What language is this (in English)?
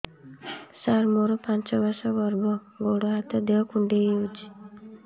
Odia